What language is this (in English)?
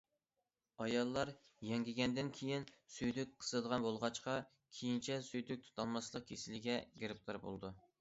Uyghur